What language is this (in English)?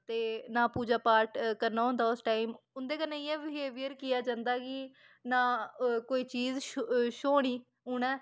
Dogri